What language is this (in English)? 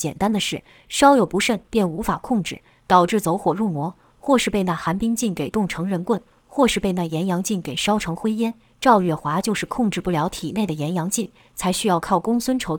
Chinese